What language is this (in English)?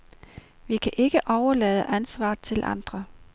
Danish